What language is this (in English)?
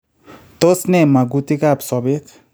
Kalenjin